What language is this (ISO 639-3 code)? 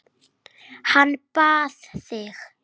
isl